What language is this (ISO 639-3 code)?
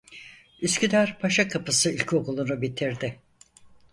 tur